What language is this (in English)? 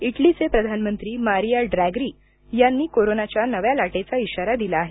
Marathi